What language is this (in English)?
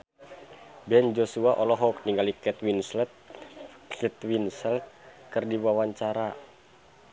Sundanese